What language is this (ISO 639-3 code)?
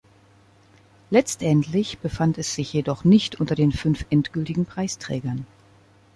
deu